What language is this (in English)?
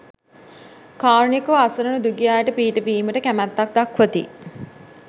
Sinhala